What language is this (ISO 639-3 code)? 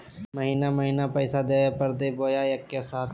mag